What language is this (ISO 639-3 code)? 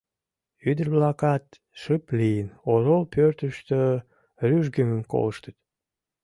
chm